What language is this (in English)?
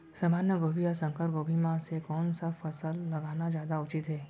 Chhattisgarhi